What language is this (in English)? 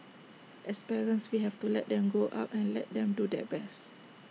English